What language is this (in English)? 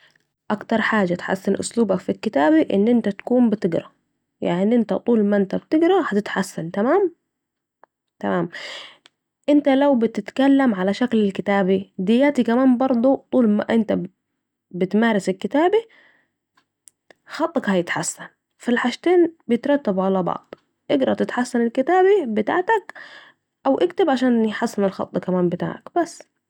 Saidi Arabic